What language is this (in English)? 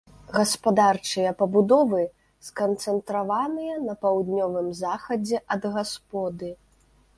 Belarusian